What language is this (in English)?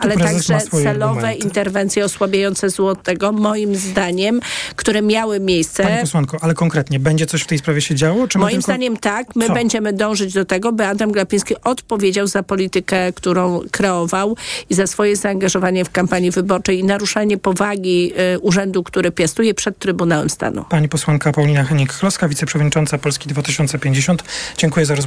Polish